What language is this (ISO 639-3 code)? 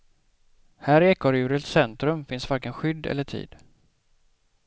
swe